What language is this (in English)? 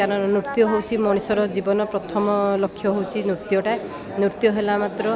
Odia